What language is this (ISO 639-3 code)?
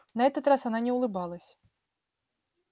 rus